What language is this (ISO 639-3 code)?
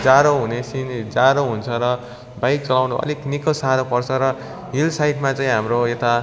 nep